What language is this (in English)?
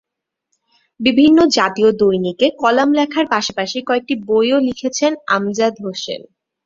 Bangla